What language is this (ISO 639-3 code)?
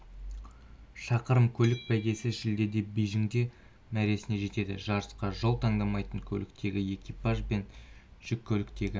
kaz